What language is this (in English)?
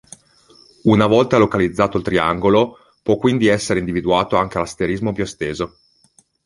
Italian